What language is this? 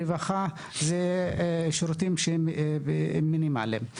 Hebrew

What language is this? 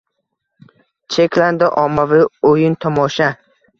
Uzbek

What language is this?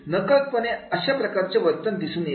Marathi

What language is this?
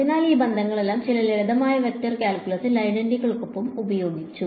Malayalam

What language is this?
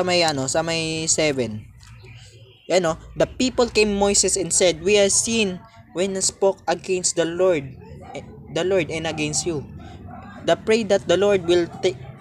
Filipino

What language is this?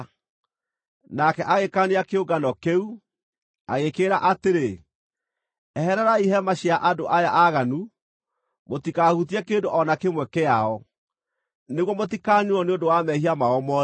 Kikuyu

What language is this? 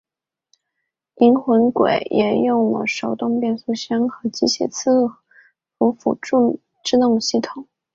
Chinese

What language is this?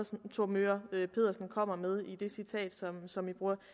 Danish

